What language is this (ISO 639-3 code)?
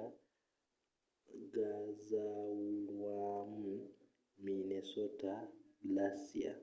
lug